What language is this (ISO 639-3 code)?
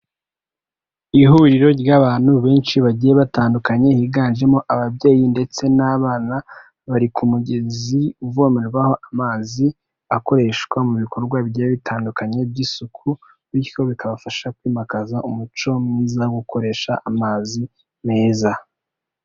kin